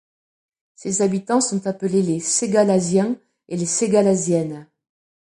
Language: French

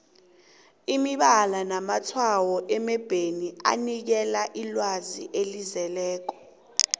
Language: South Ndebele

